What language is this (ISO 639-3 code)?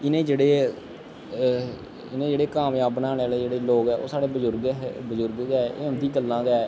doi